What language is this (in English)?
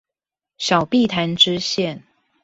Chinese